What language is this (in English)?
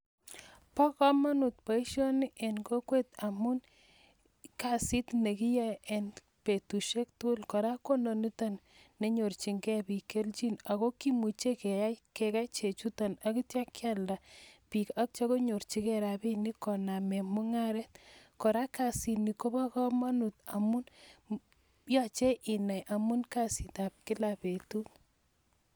Kalenjin